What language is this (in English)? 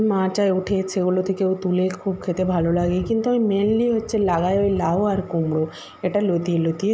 Bangla